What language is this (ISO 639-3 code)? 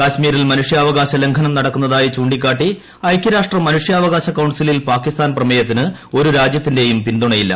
mal